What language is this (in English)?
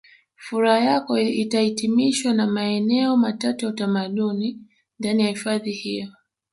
Swahili